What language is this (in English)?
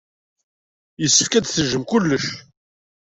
Kabyle